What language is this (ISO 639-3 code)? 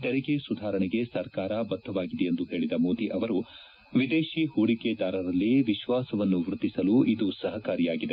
kan